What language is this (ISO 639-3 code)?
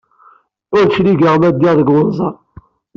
kab